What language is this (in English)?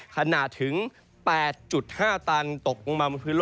Thai